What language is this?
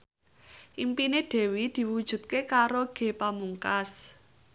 Javanese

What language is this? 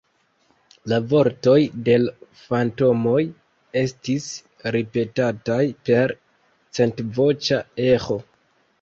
Esperanto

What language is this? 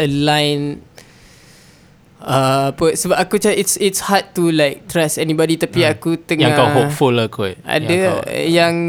Malay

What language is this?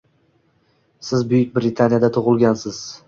Uzbek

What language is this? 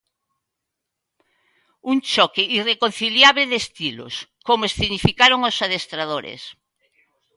Galician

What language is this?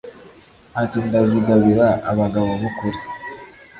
Kinyarwanda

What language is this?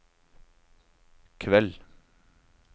Norwegian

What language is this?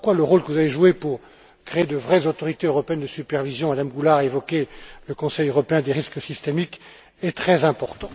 French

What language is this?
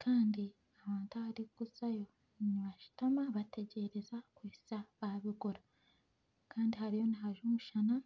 Nyankole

